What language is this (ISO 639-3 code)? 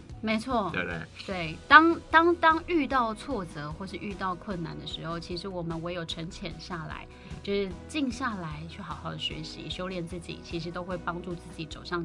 zho